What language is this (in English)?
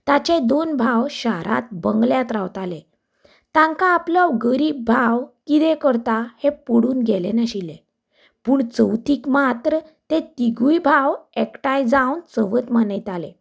Konkani